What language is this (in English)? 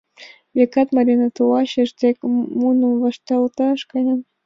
Mari